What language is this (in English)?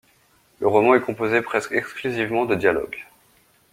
French